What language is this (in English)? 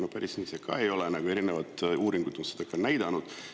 Estonian